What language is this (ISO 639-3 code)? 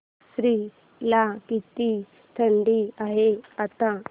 mar